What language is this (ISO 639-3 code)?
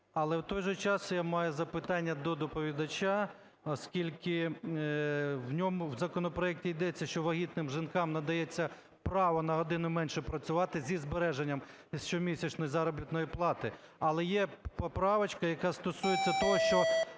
ukr